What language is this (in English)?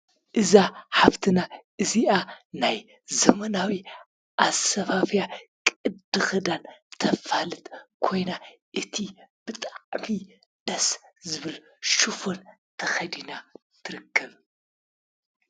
Tigrinya